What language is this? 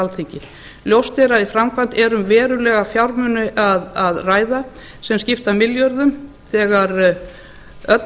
Icelandic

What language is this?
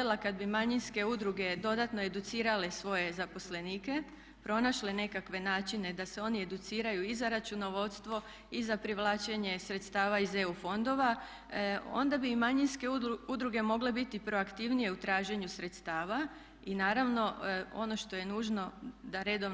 Croatian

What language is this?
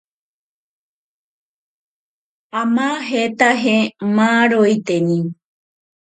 Ashéninka Perené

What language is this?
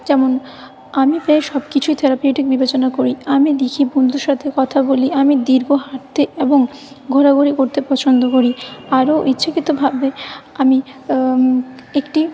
Bangla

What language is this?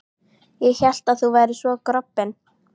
Icelandic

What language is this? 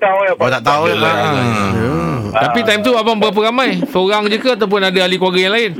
Malay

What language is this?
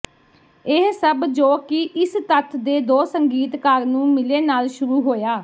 Punjabi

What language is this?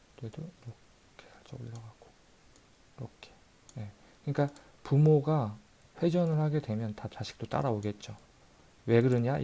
Korean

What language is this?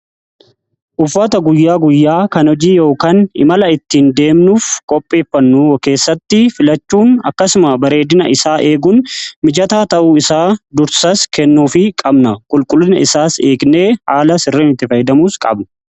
Oromo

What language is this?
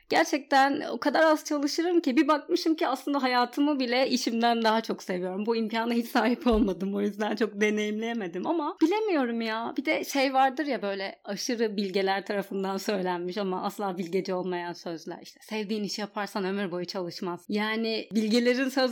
Turkish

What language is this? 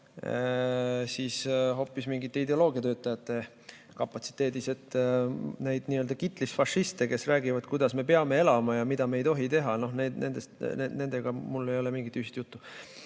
Estonian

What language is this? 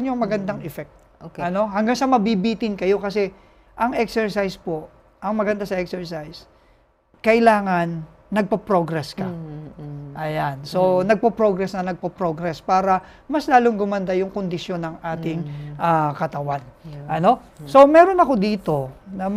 Filipino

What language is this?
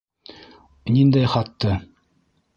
Bashkir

